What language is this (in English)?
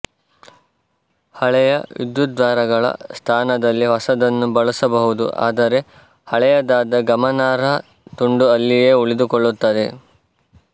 Kannada